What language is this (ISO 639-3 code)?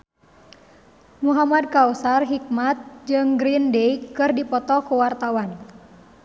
sun